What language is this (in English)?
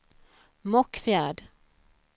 Swedish